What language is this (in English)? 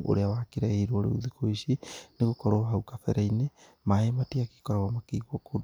Kikuyu